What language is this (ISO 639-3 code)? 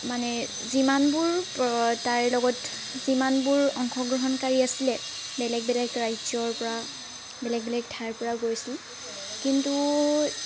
asm